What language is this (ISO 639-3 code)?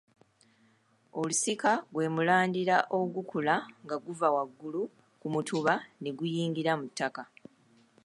lug